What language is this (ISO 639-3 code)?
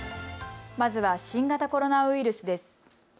jpn